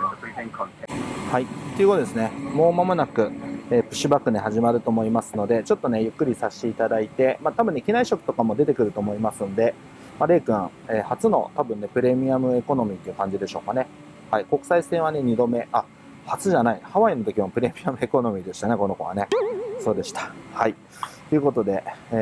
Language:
Japanese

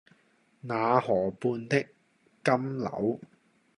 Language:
Cantonese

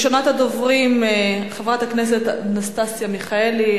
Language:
Hebrew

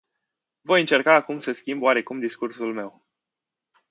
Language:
Romanian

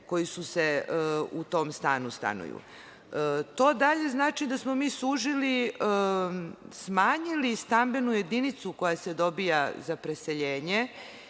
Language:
Serbian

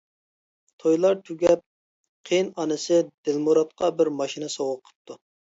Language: Uyghur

